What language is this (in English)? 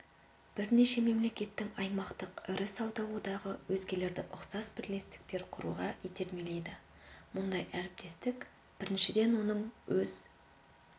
Kazakh